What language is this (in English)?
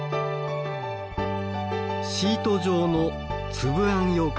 Japanese